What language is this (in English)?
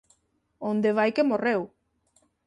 Galician